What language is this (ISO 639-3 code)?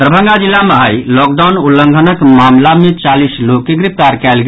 mai